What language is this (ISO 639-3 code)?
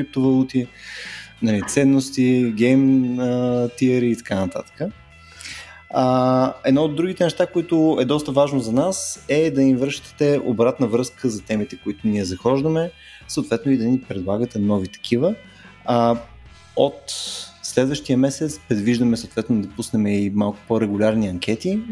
bul